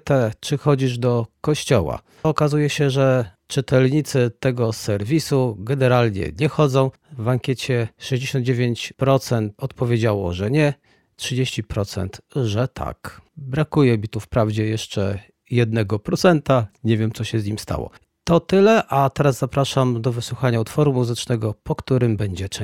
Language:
Polish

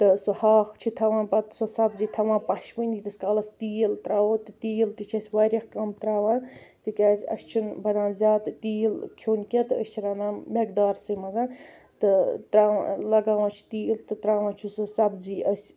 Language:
Kashmiri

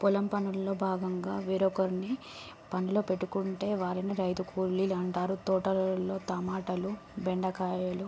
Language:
Telugu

